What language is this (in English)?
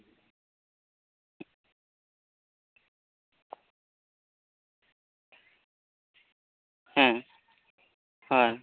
Santali